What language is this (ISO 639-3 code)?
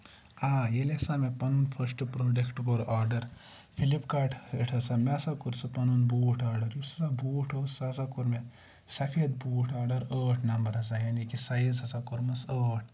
kas